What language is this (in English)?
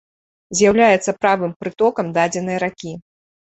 Belarusian